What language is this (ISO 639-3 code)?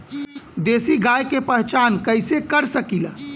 bho